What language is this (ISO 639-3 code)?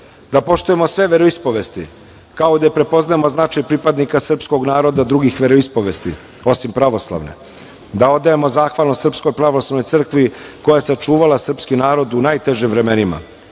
srp